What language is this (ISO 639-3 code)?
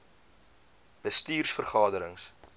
afr